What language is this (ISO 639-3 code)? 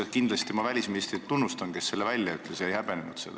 est